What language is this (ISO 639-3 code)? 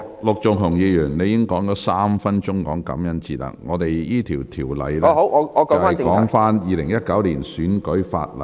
yue